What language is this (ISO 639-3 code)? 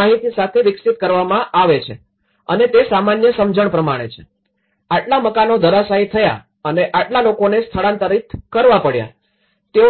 guj